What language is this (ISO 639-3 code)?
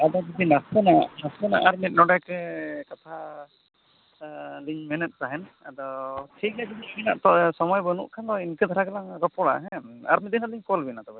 sat